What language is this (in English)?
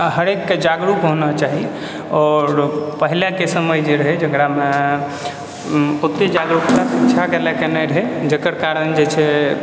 Maithili